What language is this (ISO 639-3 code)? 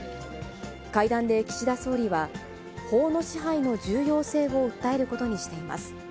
jpn